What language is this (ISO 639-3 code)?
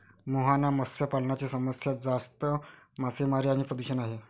mar